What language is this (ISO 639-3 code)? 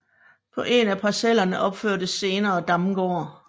dan